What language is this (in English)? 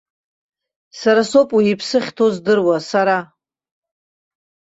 Abkhazian